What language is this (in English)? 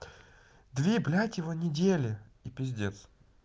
Russian